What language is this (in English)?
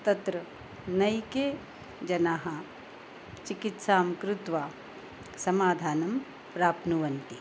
Sanskrit